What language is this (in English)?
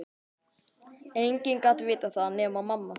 Icelandic